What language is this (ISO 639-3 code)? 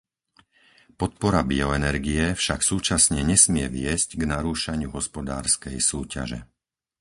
slk